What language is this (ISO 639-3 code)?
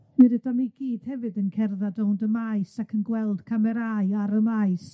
cym